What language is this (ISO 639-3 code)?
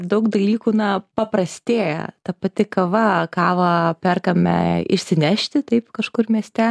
lit